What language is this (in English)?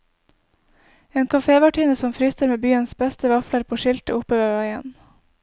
Norwegian